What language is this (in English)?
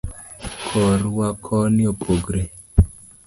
Luo (Kenya and Tanzania)